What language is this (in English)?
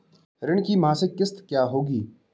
Hindi